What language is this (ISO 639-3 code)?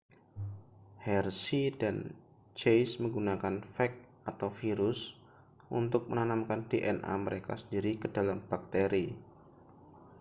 ind